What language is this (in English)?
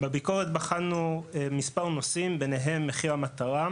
Hebrew